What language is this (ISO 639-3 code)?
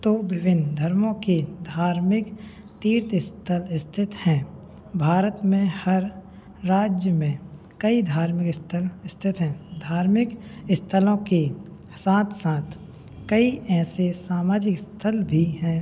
hin